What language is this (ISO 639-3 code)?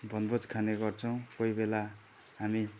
nep